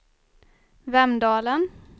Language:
Swedish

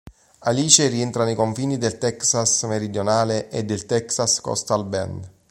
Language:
Italian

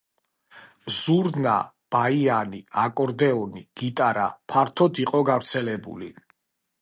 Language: Georgian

